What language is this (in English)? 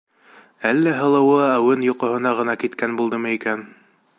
Bashkir